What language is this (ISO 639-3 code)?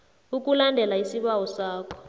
nbl